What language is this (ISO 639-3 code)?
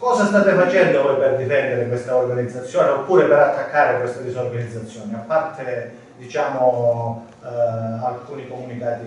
ita